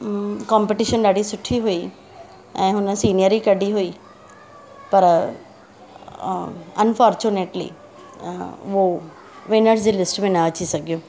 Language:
Sindhi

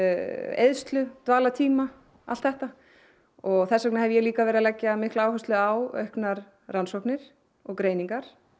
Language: Icelandic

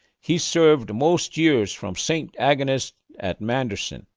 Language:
English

